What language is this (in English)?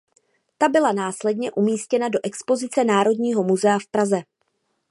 Czech